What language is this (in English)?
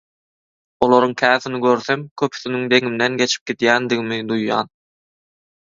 Turkmen